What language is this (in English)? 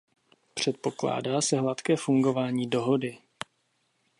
Czech